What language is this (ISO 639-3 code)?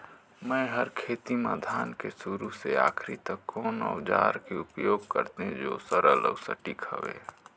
hne